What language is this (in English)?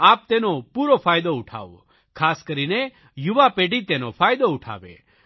Gujarati